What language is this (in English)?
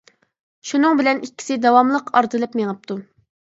Uyghur